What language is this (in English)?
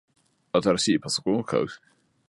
Japanese